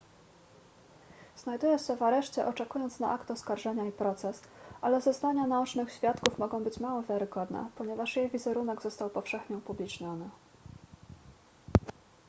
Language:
Polish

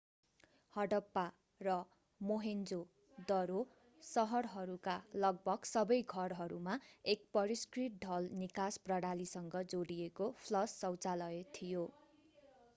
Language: Nepali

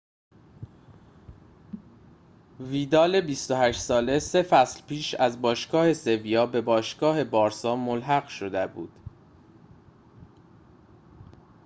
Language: Persian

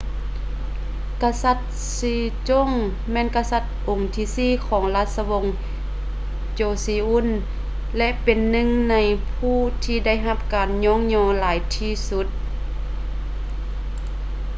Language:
Lao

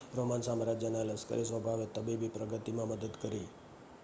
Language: Gujarati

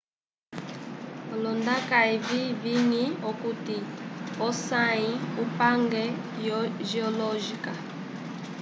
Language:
Umbundu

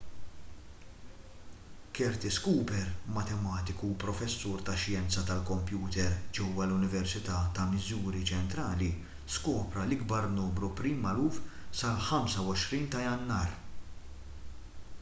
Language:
Maltese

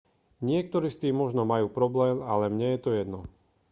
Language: Slovak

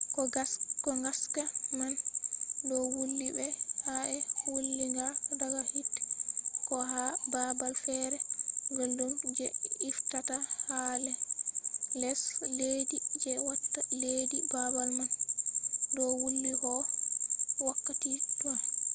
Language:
Fula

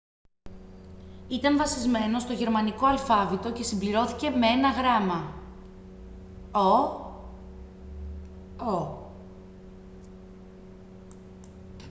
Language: Greek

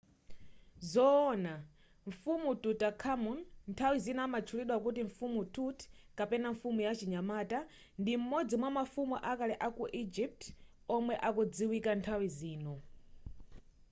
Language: Nyanja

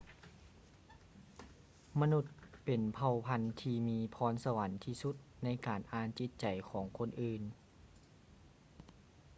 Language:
Lao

